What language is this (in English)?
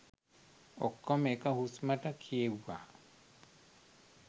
Sinhala